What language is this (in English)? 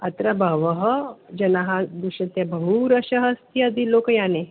Sanskrit